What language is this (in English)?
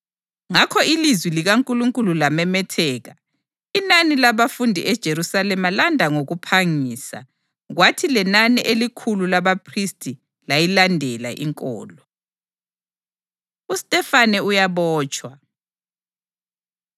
North Ndebele